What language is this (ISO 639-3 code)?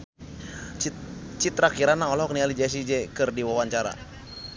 sun